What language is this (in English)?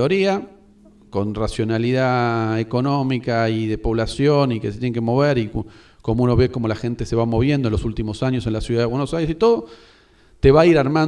Spanish